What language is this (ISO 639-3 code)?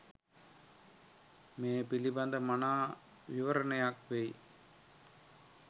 sin